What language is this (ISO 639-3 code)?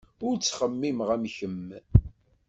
kab